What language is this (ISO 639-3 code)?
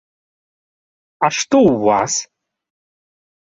bel